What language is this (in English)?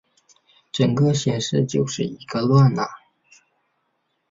Chinese